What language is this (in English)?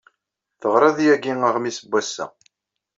Kabyle